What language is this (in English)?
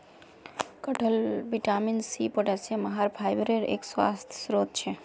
Magahi